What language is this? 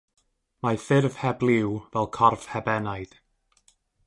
Welsh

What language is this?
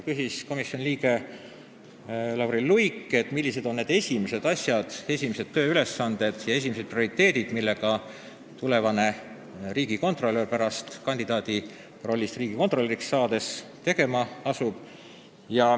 Estonian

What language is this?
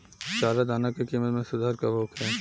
Bhojpuri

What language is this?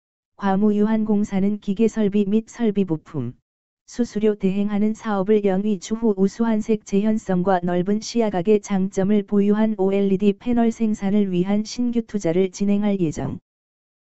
Korean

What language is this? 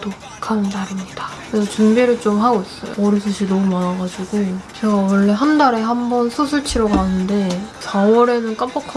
Korean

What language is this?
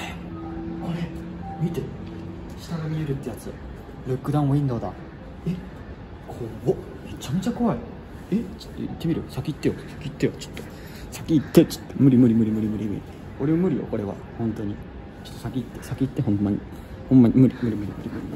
Japanese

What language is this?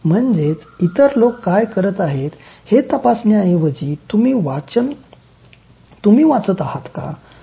Marathi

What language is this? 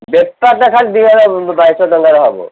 Odia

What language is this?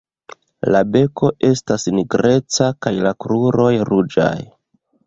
Esperanto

